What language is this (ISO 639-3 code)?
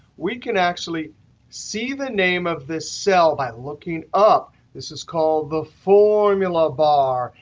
eng